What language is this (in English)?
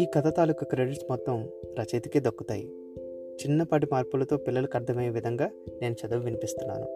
Telugu